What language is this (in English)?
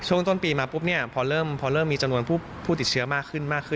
Thai